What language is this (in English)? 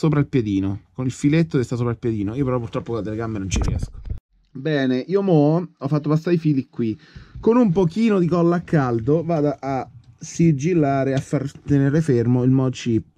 Italian